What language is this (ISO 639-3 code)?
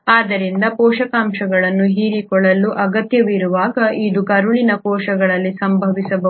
kan